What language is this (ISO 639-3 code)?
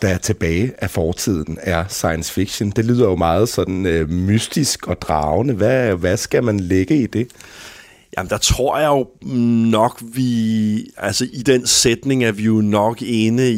dan